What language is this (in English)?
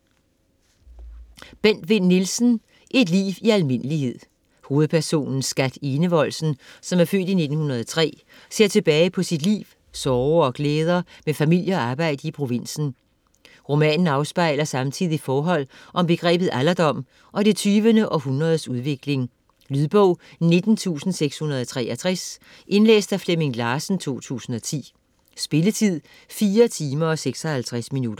Danish